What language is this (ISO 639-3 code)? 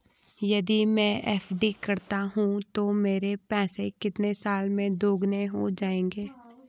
hin